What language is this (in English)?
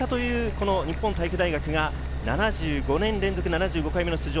Japanese